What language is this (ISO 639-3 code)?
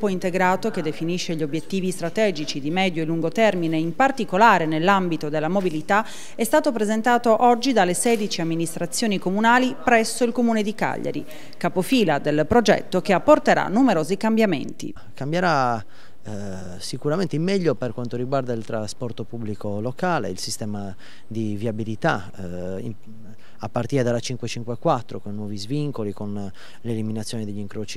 ita